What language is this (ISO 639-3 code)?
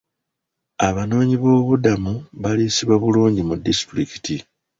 lug